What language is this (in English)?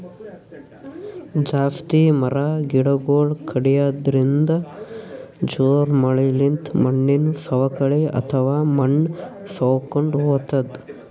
Kannada